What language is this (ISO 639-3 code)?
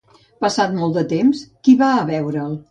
cat